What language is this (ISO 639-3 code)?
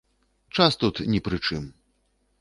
bel